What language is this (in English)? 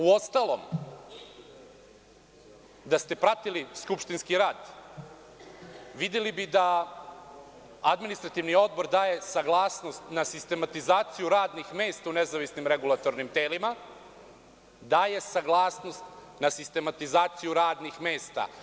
Serbian